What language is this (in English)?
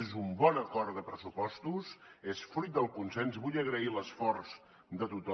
Catalan